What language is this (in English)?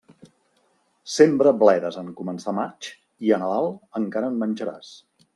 Catalan